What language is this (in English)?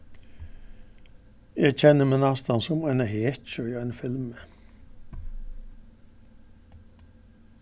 Faroese